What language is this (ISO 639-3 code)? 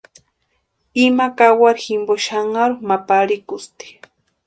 pua